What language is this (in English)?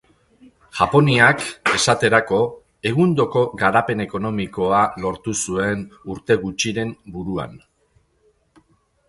Basque